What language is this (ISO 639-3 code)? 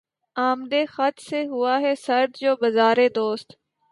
urd